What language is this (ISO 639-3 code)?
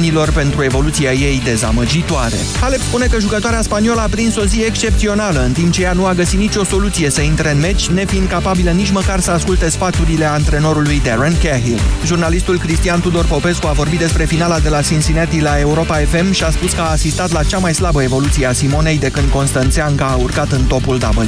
ron